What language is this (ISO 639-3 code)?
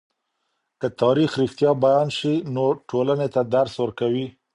pus